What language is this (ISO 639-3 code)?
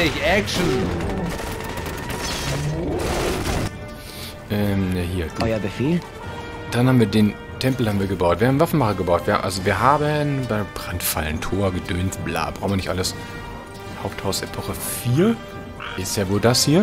deu